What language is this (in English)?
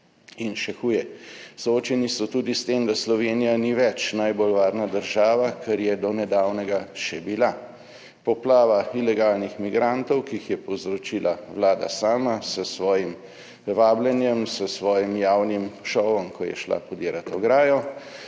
Slovenian